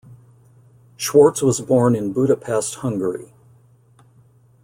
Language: English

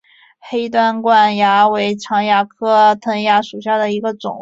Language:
Chinese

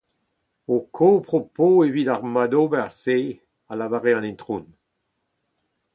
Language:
Breton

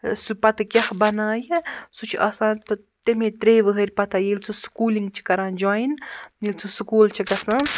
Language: Kashmiri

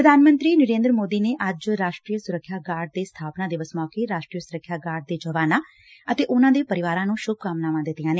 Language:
Punjabi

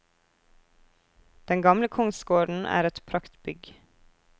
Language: Norwegian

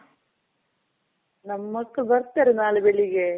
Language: Kannada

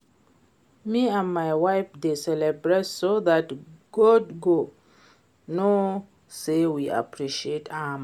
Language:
Nigerian Pidgin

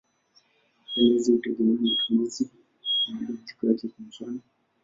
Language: Swahili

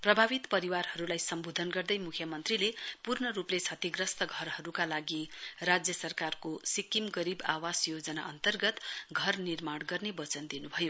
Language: Nepali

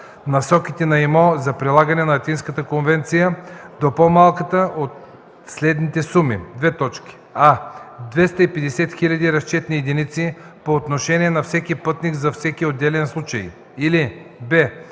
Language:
Bulgarian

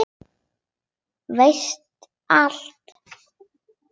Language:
Icelandic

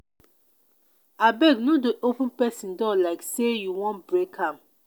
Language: Nigerian Pidgin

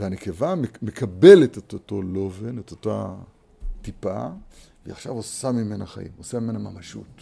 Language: Hebrew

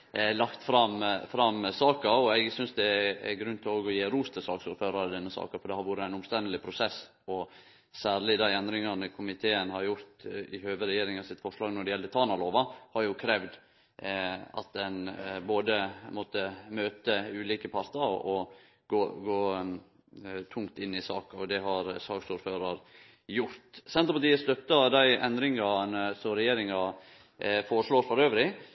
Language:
Norwegian Nynorsk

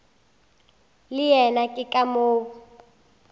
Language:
Northern Sotho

